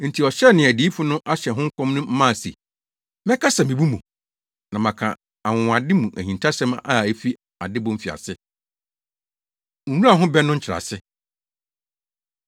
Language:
Akan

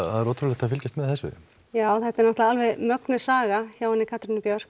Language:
Icelandic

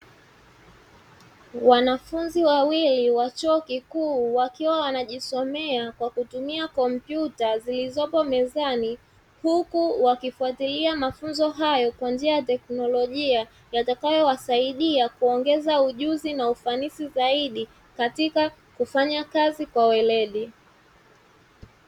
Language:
Swahili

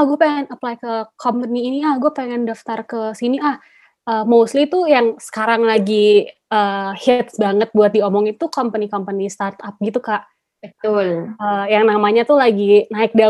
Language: Indonesian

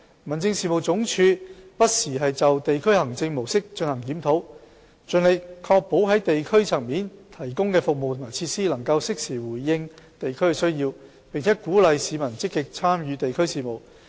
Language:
Cantonese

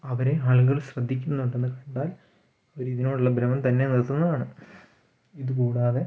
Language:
Malayalam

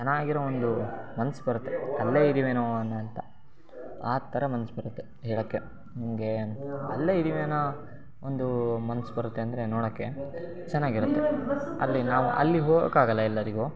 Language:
Kannada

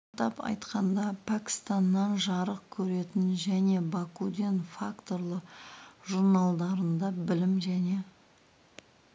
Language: Kazakh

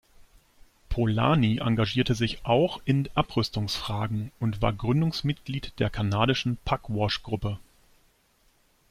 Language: German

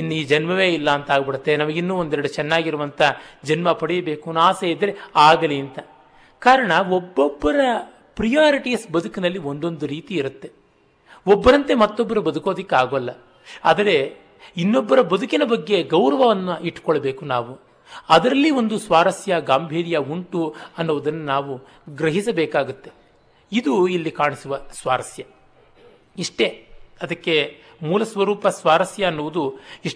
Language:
Kannada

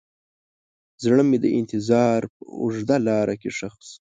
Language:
Pashto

